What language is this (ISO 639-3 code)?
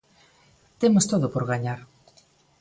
glg